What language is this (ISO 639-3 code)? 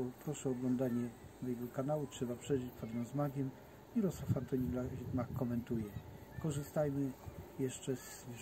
pol